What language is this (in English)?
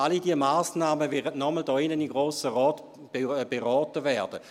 Swiss German